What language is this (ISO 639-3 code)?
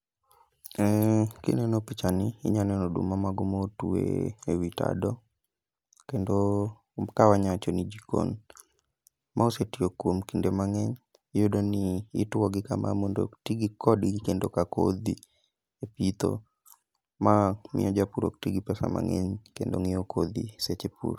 luo